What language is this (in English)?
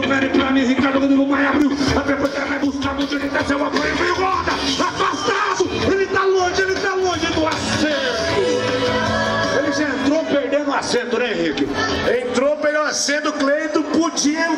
Portuguese